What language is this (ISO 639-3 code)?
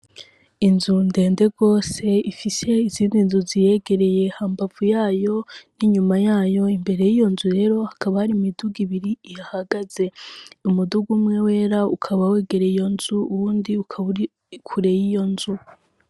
run